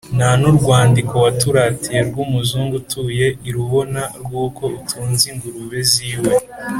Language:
Kinyarwanda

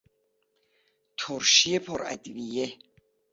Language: Persian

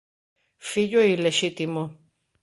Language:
Galician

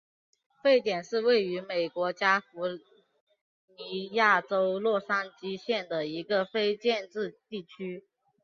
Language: Chinese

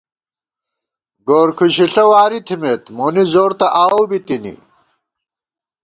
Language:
Gawar-Bati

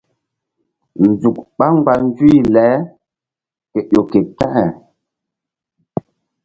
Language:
Mbum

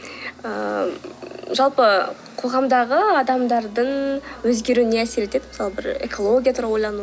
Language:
Kazakh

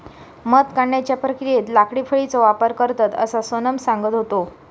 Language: Marathi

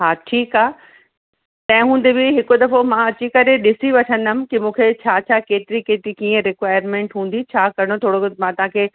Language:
Sindhi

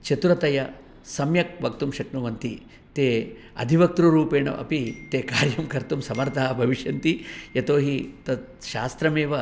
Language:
Sanskrit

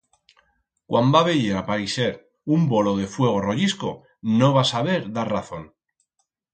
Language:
Aragonese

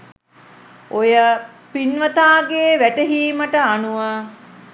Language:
Sinhala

